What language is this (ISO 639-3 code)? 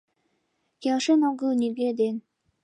chm